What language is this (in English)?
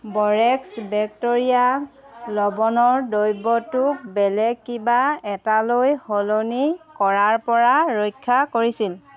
Assamese